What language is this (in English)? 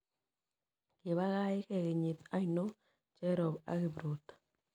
Kalenjin